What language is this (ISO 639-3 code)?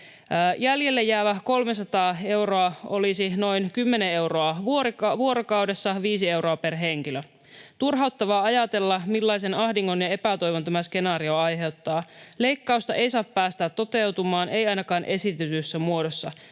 fin